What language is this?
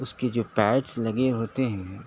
Urdu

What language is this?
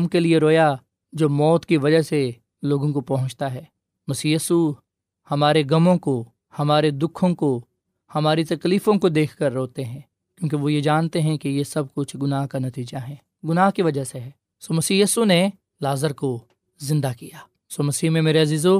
Urdu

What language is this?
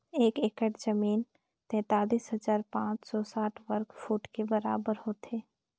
Chhattisgarhi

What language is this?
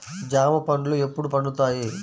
Telugu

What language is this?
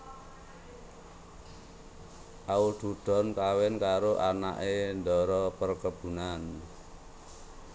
Javanese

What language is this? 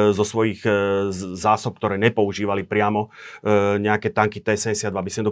Slovak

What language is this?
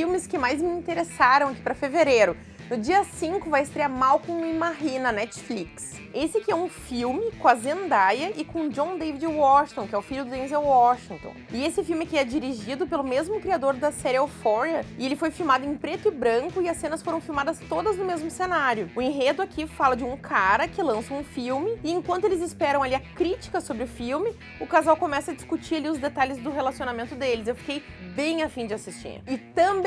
Portuguese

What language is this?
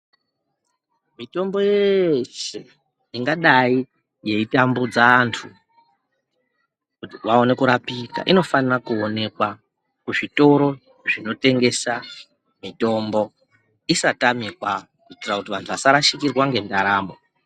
Ndau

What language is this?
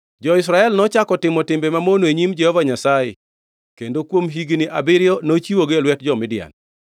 Luo (Kenya and Tanzania)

